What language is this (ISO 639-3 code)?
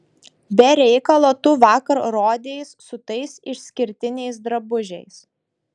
lit